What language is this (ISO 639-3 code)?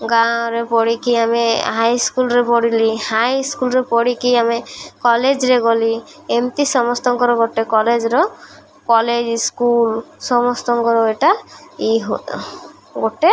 ori